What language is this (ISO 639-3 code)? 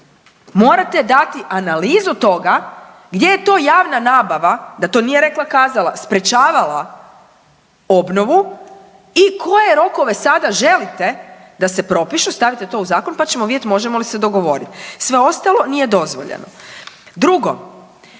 hrv